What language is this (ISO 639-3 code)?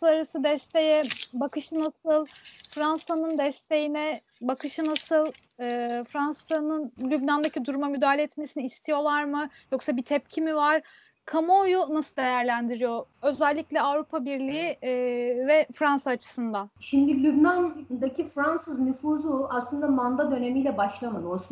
tur